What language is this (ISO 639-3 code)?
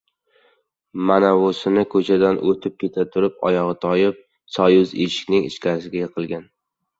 uzb